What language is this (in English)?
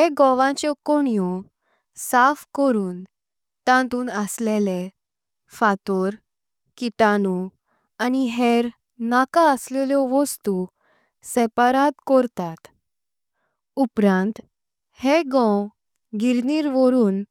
Konkani